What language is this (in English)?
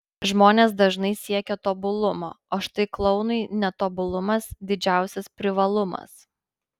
Lithuanian